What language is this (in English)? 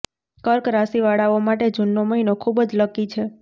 Gujarati